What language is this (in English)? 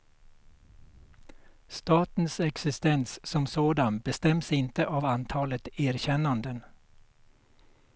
Swedish